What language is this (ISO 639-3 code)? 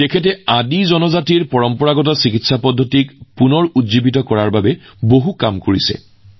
asm